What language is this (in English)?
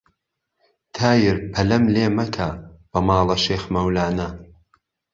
Central Kurdish